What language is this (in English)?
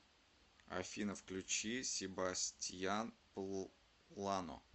Russian